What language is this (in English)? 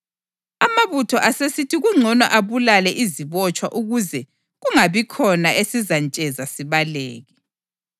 North Ndebele